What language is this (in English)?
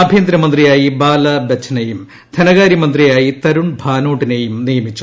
Malayalam